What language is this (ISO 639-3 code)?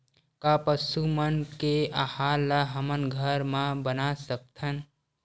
hne